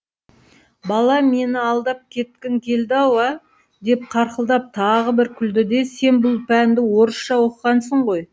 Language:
Kazakh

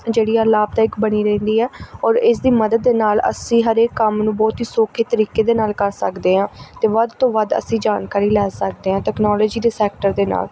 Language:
Punjabi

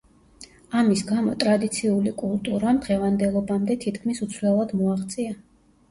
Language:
Georgian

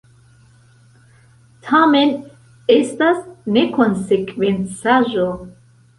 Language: Esperanto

